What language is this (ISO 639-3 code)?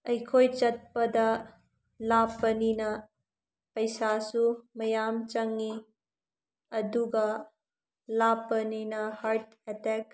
mni